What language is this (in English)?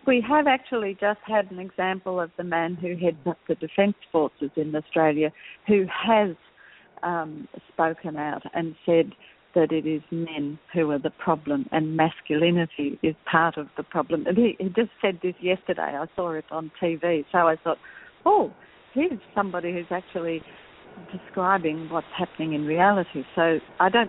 English